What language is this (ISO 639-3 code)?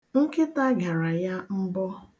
ibo